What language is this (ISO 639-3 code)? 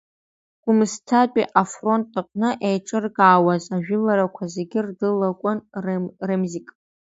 abk